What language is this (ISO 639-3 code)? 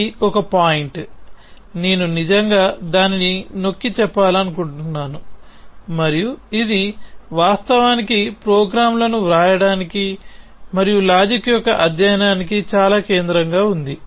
tel